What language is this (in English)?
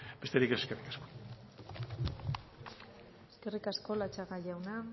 Basque